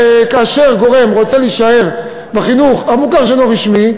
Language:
Hebrew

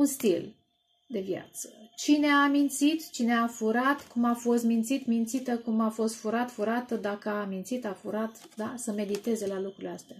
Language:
Romanian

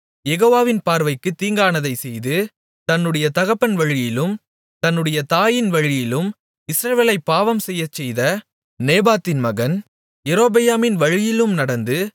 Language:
Tamil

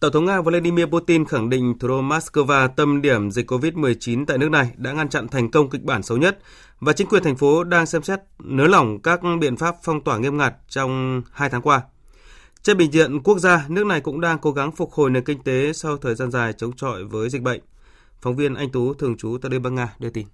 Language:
Vietnamese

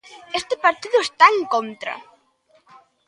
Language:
Galician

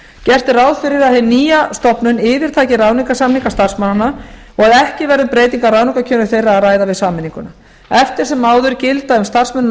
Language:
Icelandic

